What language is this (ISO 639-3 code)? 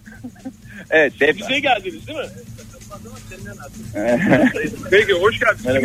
tur